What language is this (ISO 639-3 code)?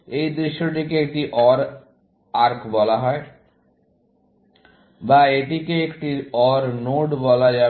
ben